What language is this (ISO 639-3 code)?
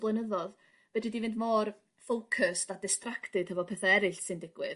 cym